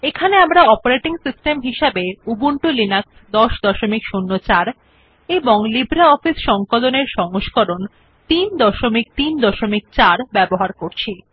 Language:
Bangla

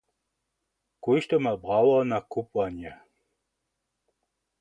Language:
Upper Sorbian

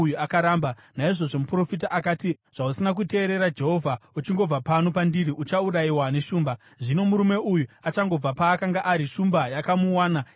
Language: Shona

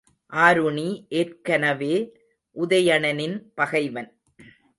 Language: Tamil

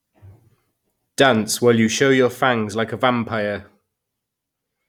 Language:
English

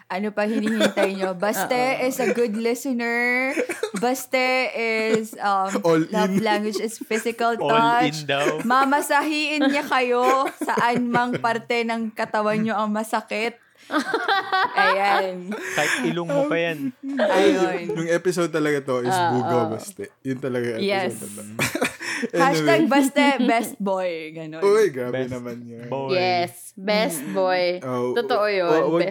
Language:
Filipino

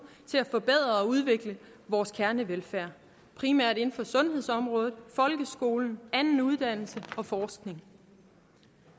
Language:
Danish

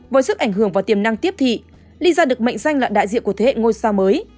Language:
Vietnamese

